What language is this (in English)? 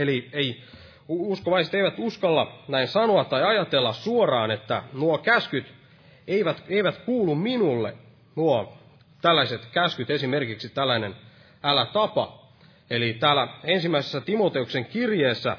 Finnish